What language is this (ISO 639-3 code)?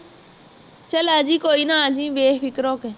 pan